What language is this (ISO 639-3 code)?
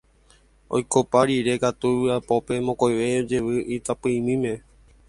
grn